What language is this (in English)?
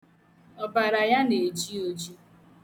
Igbo